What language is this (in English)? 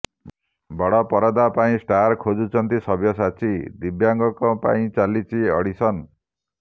Odia